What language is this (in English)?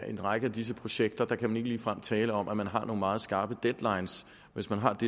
Danish